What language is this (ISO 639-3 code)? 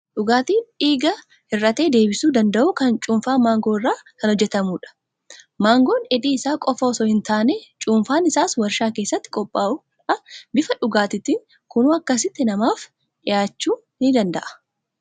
orm